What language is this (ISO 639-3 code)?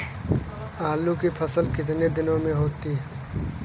hin